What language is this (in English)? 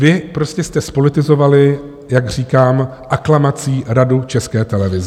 Czech